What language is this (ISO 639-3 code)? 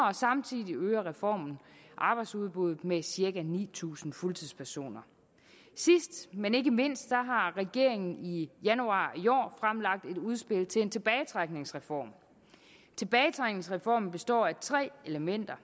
dan